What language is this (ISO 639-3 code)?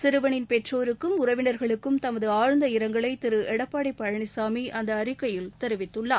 tam